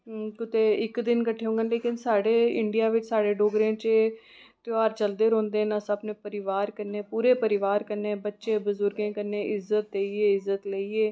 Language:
Dogri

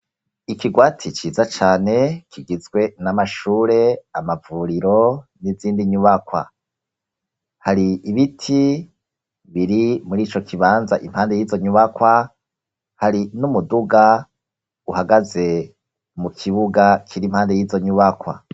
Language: Rundi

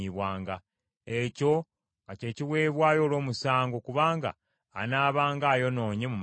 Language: Ganda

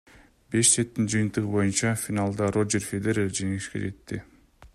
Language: Kyrgyz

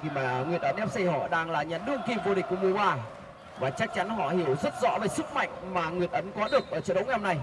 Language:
Vietnamese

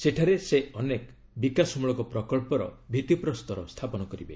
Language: Odia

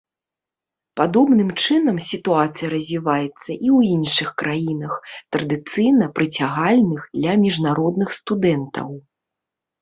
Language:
Belarusian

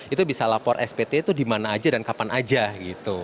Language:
Indonesian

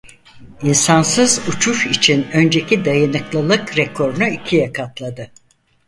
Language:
Turkish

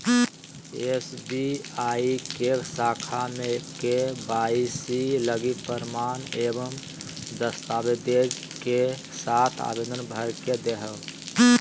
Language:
Magahi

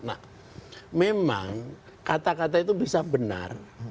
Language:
Indonesian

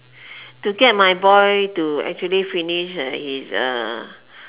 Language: English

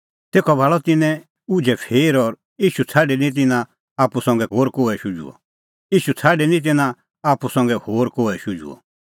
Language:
Kullu Pahari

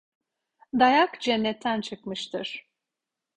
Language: Turkish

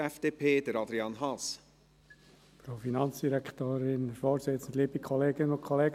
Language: Swiss German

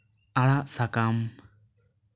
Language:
Santali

